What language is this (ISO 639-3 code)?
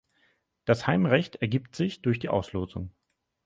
deu